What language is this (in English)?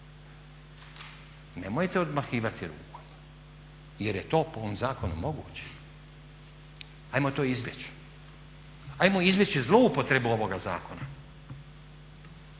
Croatian